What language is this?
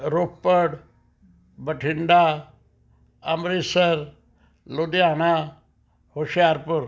Punjabi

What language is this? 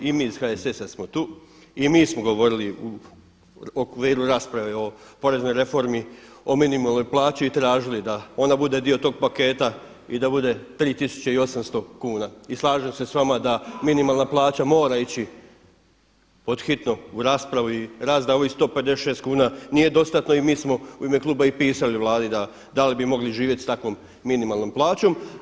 Croatian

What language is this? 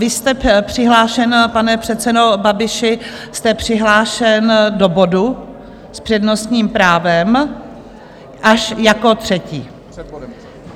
Czech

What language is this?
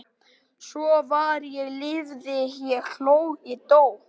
Icelandic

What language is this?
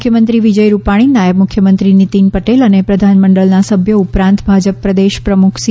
Gujarati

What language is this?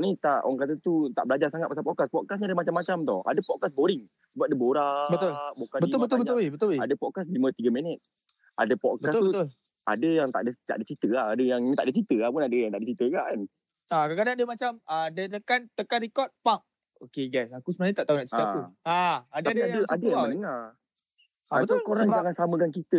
Malay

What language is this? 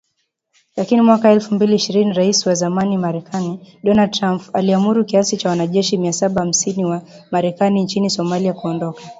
Swahili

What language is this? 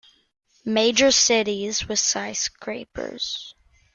English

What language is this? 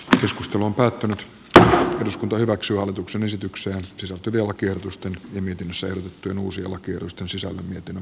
Finnish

